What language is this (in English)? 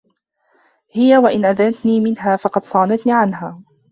Arabic